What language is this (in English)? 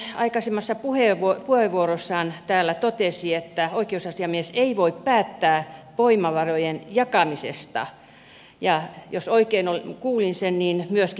Finnish